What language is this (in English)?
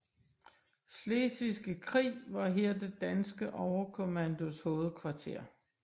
Danish